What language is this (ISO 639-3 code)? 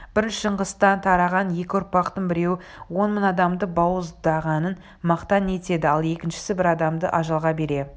kaz